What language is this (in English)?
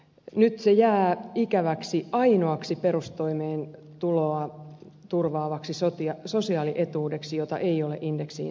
Finnish